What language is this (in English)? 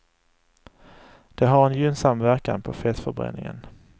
Swedish